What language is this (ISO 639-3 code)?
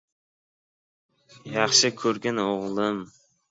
uzb